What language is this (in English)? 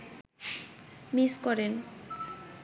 Bangla